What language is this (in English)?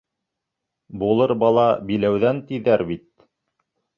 Bashkir